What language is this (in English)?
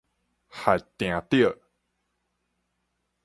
Min Nan Chinese